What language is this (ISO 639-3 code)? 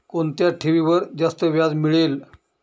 mar